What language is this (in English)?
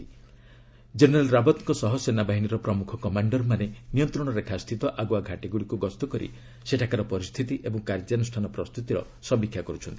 Odia